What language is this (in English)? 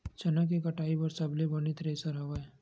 Chhattisgarhi